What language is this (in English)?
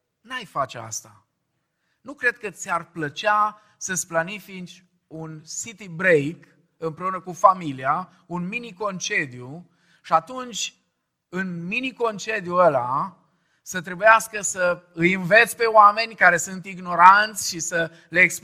Romanian